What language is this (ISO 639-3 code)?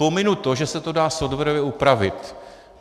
ces